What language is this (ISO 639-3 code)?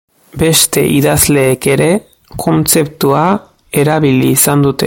eus